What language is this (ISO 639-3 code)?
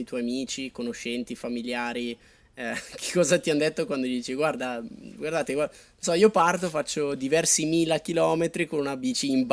ita